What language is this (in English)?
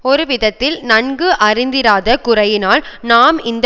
Tamil